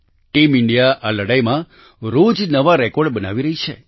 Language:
Gujarati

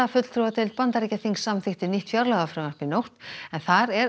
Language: Icelandic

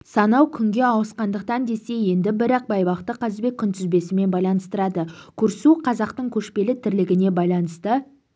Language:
Kazakh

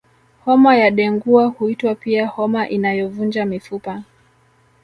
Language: Swahili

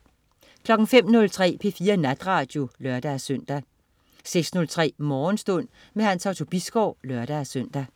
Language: Danish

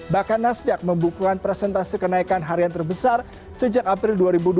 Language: Indonesian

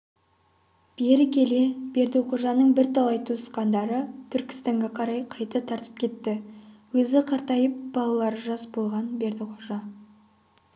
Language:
Kazakh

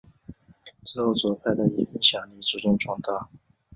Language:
Chinese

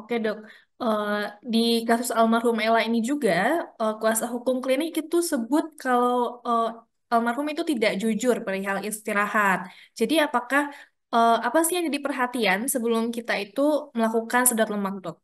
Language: Indonesian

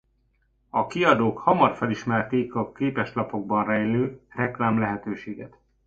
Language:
Hungarian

